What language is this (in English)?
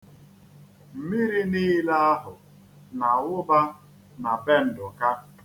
Igbo